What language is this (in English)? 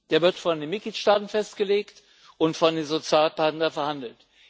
German